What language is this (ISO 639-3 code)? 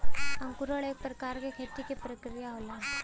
bho